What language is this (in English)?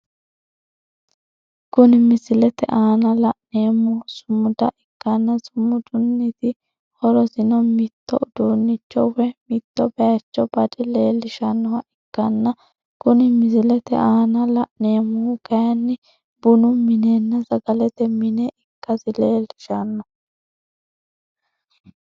Sidamo